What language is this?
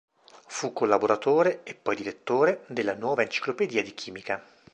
Italian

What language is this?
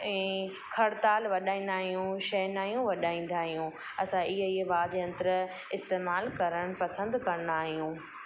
Sindhi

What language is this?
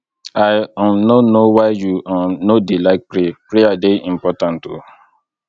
Nigerian Pidgin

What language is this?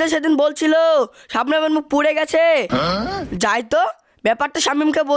Hindi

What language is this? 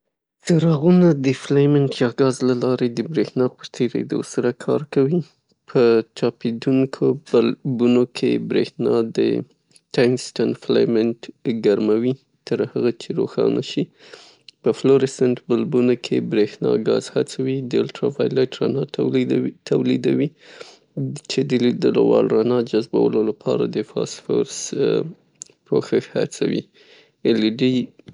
Pashto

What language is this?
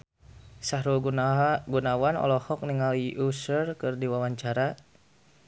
Sundanese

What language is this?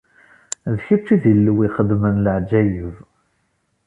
Kabyle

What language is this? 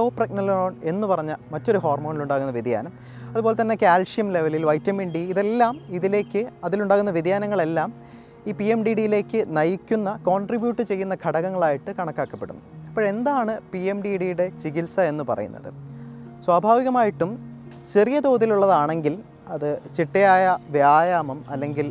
Malayalam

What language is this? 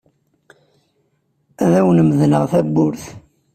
Kabyle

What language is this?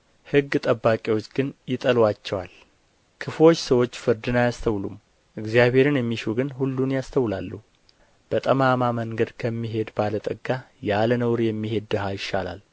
Amharic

